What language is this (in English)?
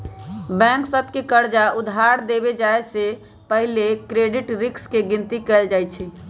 Magahi